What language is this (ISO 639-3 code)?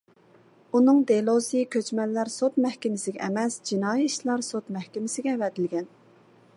uig